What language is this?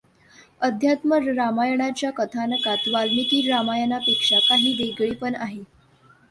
Marathi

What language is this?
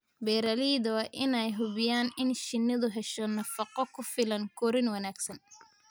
Somali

